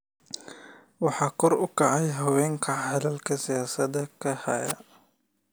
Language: Somali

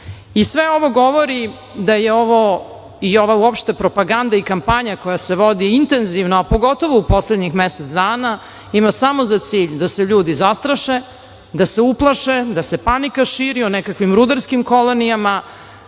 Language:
Serbian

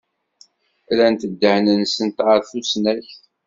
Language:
Kabyle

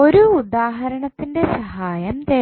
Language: Malayalam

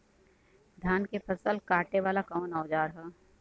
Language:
Bhojpuri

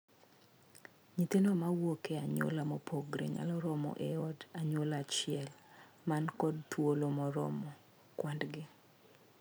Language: Luo (Kenya and Tanzania)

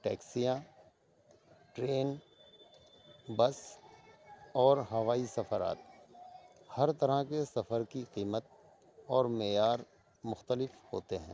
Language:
Urdu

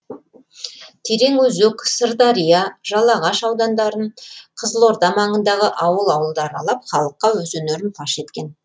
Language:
Kazakh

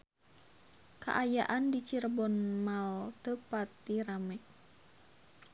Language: Sundanese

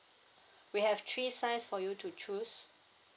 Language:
English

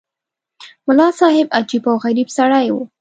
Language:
Pashto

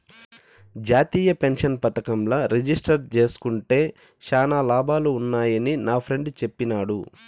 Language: Telugu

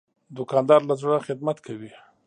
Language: Pashto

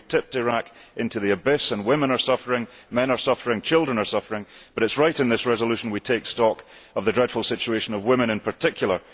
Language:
English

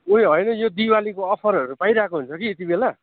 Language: Nepali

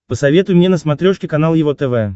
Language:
Russian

